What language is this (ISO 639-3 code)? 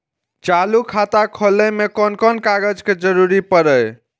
mai